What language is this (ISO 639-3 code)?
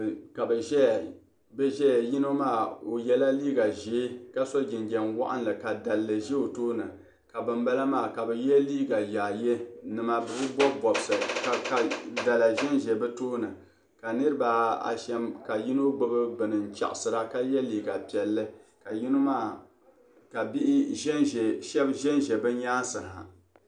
dag